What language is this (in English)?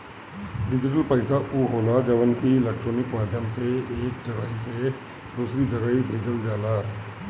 Bhojpuri